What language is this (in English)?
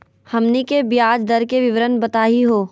Magahi